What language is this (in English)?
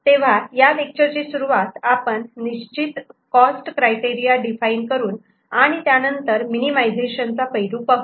Marathi